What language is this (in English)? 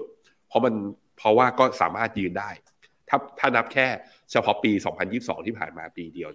Thai